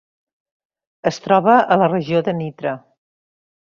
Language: Catalan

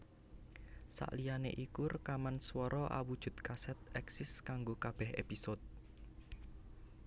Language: Javanese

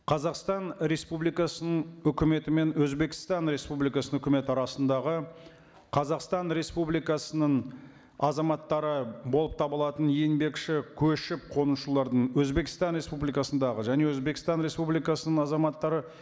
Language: Kazakh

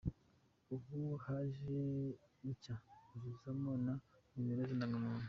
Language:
Kinyarwanda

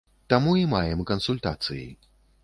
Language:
Belarusian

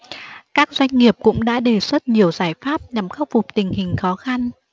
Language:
Vietnamese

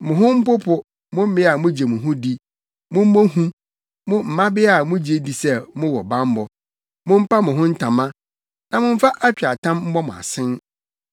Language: Akan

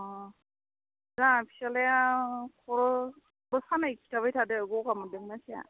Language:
Bodo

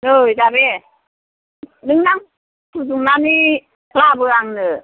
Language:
Bodo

